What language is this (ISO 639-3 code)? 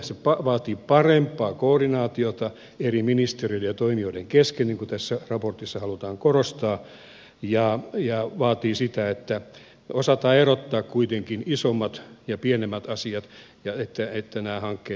fin